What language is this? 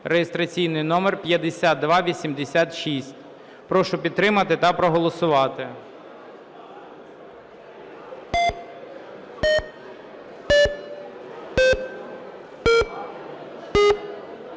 Ukrainian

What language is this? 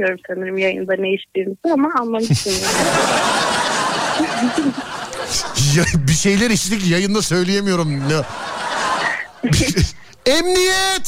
Turkish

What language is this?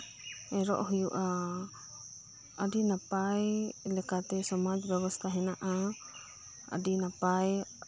Santali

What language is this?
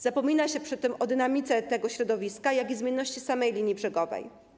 Polish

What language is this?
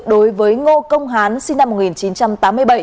Vietnamese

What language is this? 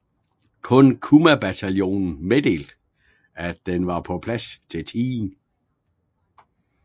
Danish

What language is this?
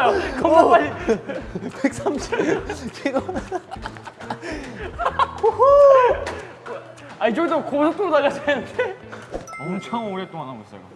Korean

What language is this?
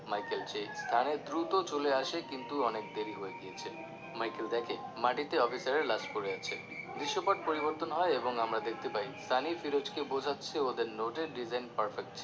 Bangla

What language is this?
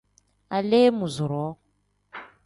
Tem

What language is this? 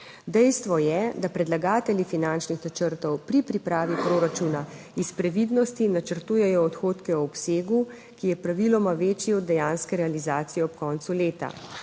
Slovenian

